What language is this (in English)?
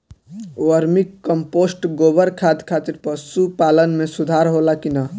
Bhojpuri